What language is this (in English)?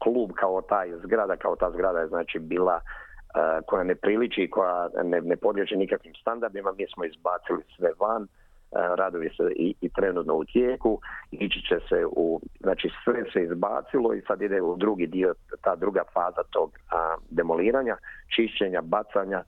Croatian